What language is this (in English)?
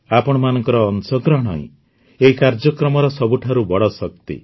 Odia